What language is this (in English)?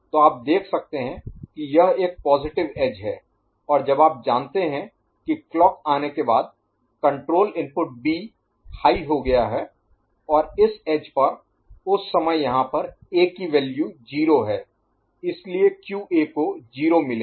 Hindi